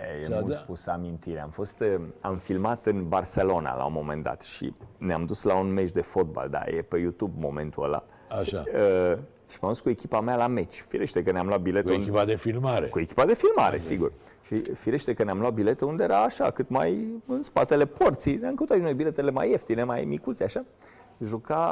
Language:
Romanian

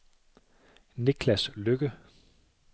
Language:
Danish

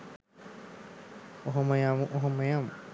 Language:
Sinhala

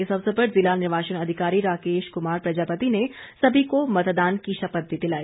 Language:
Hindi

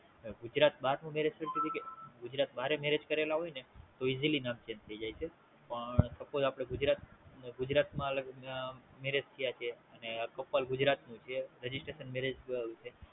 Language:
Gujarati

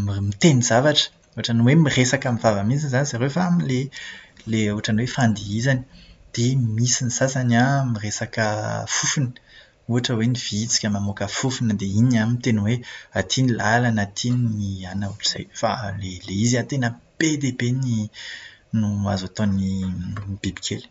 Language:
Malagasy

